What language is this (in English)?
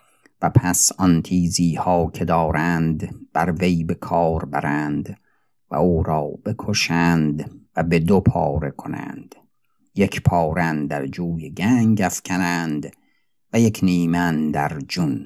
Persian